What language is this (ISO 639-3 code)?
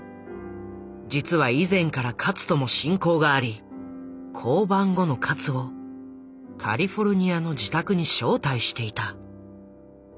jpn